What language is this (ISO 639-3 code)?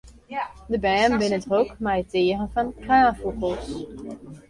fry